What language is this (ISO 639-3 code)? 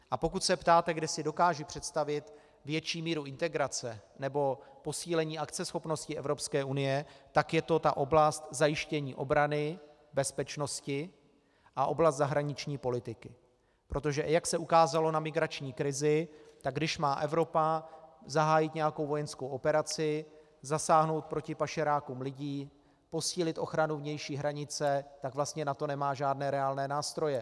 ces